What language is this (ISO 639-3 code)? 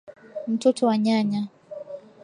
swa